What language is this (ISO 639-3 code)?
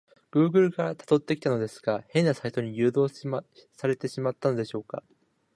jpn